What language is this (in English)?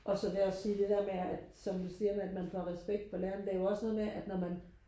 Danish